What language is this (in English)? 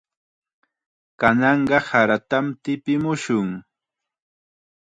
Chiquián Ancash Quechua